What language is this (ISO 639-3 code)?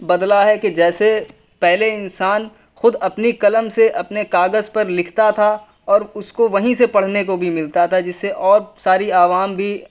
urd